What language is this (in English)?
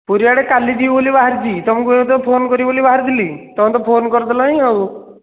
Odia